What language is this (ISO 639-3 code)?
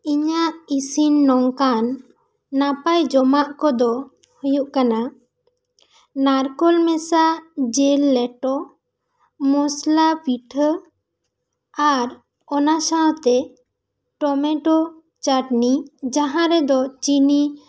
sat